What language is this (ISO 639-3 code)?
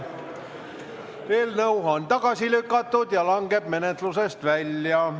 est